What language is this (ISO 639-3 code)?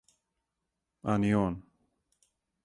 srp